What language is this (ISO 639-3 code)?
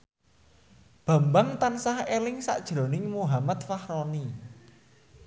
jav